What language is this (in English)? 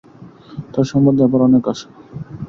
Bangla